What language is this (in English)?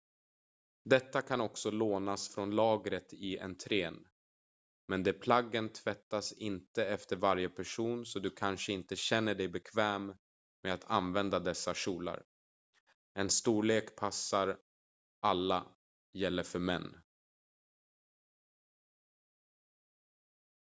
Swedish